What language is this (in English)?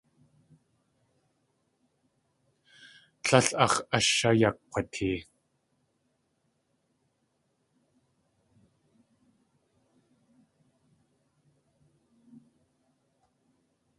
Tlingit